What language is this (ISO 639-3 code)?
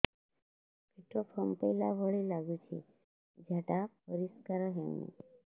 ori